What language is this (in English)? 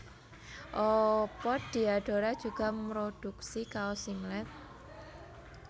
Javanese